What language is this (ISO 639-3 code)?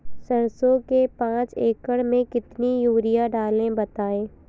hin